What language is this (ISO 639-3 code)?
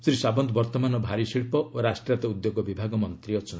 ori